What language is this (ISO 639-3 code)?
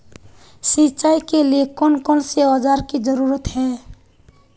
mag